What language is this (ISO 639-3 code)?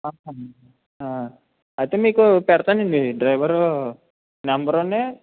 tel